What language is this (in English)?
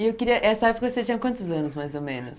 Portuguese